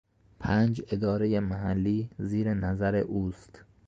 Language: Persian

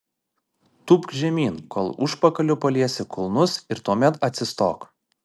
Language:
Lithuanian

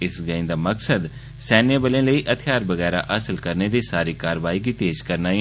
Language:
Dogri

